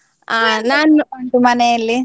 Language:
Kannada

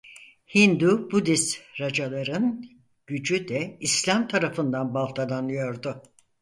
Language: Turkish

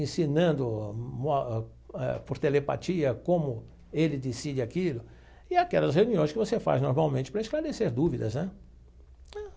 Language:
Portuguese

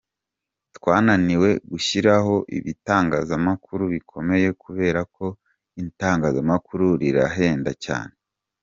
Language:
Kinyarwanda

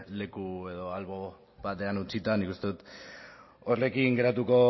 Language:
Basque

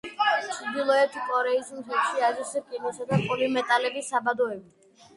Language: Georgian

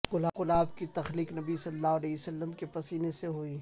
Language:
Urdu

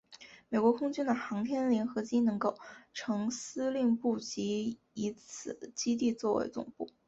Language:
Chinese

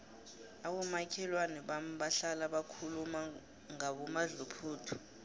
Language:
South Ndebele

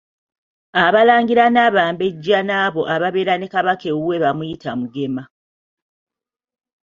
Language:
Ganda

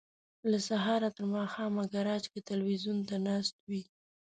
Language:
Pashto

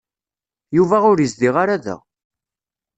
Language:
Kabyle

